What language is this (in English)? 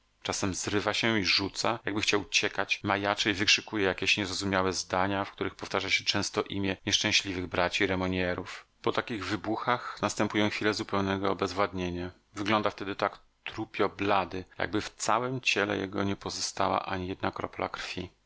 Polish